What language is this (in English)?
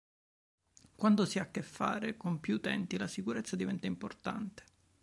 Italian